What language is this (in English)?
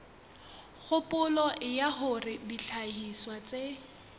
Southern Sotho